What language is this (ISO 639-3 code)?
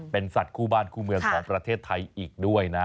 tha